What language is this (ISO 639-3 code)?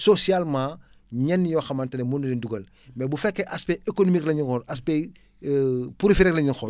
wol